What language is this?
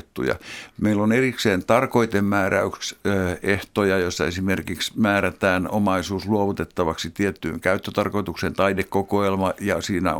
Finnish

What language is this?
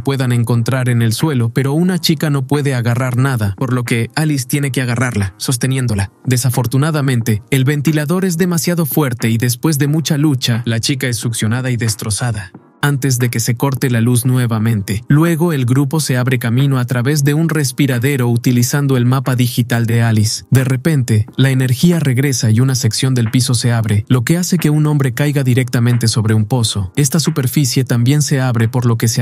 Spanish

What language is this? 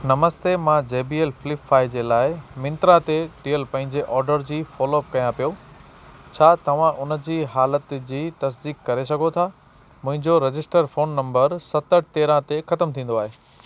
Sindhi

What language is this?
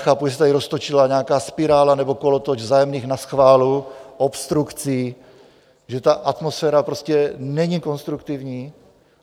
Czech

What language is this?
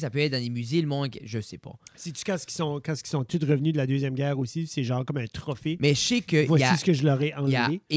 French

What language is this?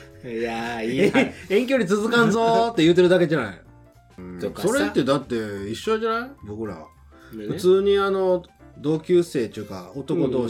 Japanese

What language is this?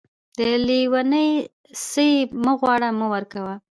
Pashto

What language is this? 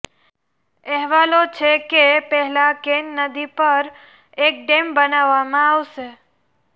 Gujarati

